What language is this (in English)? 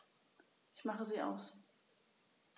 German